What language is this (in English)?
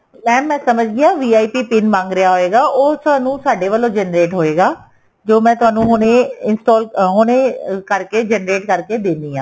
Punjabi